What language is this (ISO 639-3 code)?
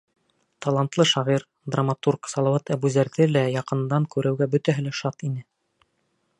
bak